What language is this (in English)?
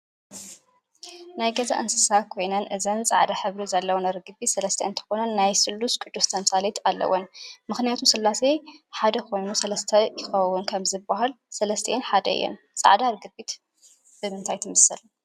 Tigrinya